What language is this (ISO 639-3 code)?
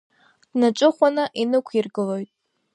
abk